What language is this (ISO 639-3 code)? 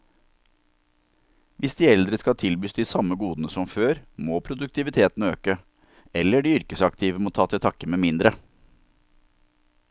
nor